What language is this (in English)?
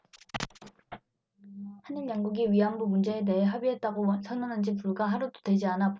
Korean